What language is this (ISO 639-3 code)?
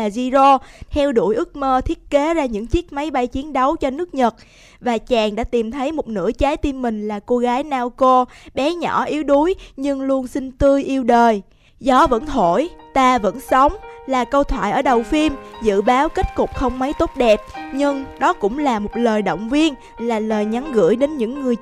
vie